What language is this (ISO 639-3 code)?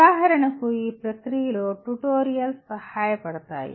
tel